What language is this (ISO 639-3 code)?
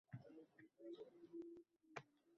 uzb